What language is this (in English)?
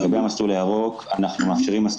Hebrew